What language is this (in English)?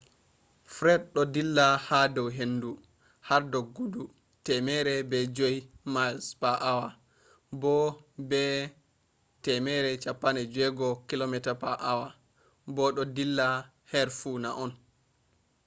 Fula